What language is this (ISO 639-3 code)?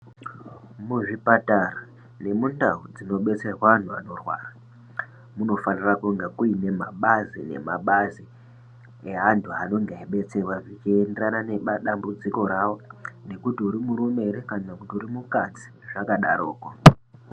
ndc